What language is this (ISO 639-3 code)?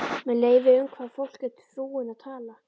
isl